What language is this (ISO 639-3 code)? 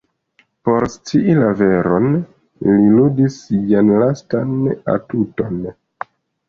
epo